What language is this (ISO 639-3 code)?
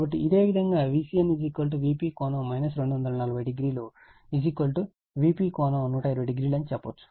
tel